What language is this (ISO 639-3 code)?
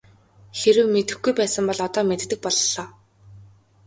mon